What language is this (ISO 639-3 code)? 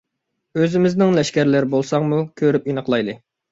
uig